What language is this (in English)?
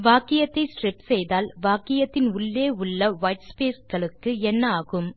Tamil